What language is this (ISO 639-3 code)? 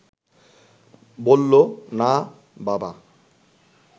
ben